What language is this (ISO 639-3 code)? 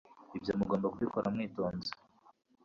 kin